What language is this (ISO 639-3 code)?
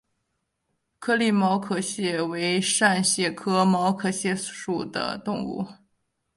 zho